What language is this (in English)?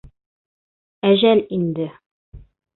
Bashkir